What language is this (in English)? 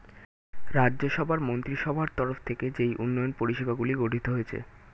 Bangla